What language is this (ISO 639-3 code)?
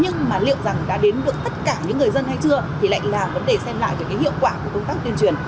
vie